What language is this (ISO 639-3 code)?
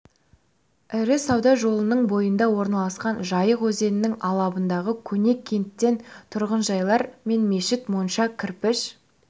kaz